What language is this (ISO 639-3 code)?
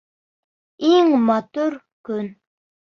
bak